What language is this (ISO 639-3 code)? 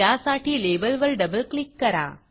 mar